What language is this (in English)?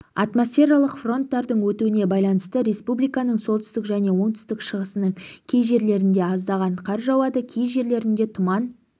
Kazakh